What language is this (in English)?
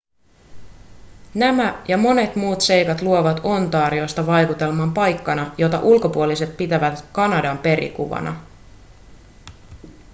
Finnish